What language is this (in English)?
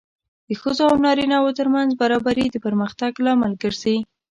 Pashto